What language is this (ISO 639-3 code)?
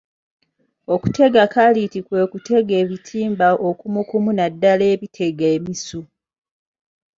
lug